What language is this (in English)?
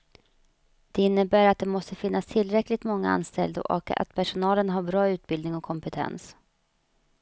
Swedish